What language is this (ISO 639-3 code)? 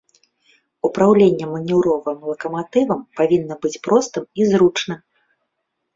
bel